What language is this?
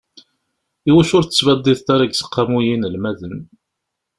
Kabyle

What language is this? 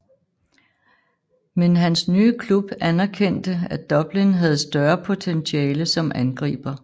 Danish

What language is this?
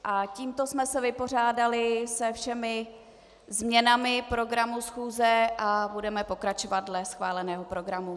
Czech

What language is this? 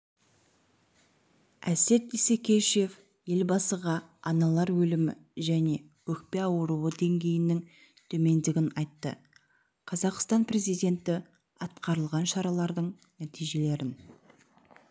Kazakh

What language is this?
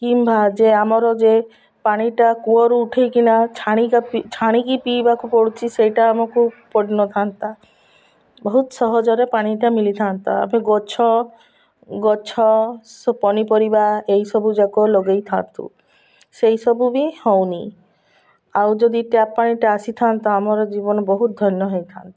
Odia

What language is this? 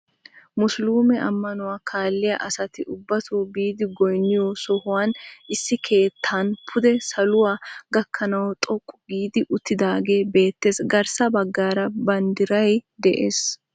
Wolaytta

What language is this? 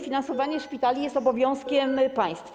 Polish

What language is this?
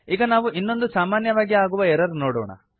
Kannada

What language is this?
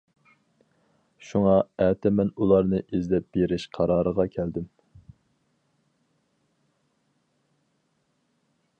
Uyghur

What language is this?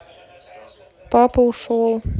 Russian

